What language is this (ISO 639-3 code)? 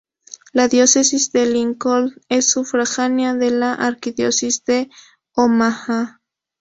spa